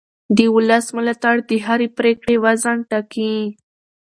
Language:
Pashto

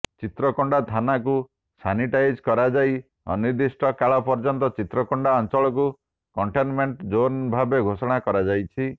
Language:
Odia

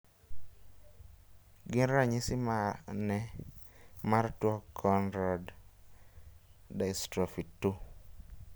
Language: Luo (Kenya and Tanzania)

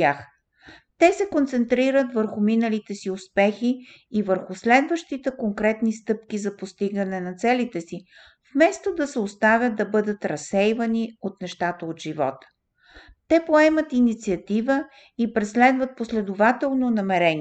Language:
Bulgarian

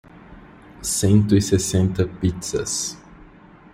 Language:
Portuguese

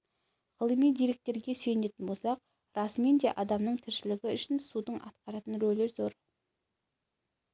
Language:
Kazakh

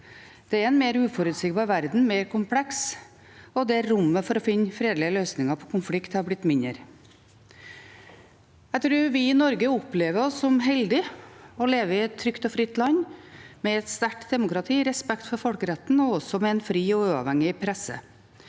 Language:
Norwegian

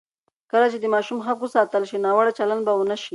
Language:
Pashto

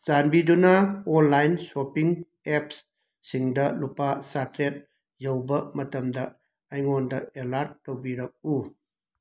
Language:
Manipuri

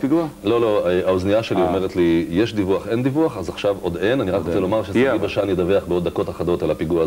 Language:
Hebrew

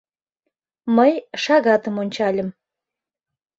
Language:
Mari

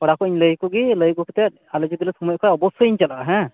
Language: Santali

